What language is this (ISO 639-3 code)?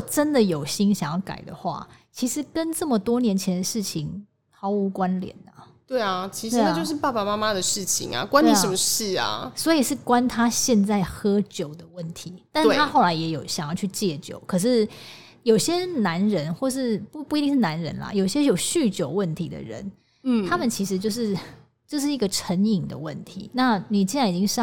zho